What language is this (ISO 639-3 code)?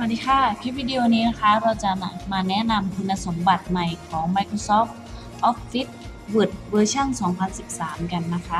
tha